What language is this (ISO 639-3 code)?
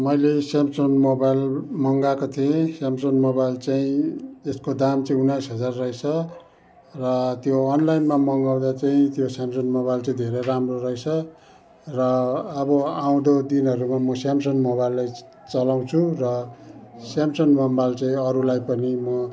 nep